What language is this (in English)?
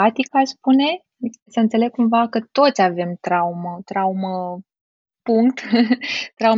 Romanian